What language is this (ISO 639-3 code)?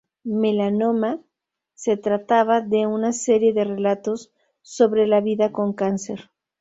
spa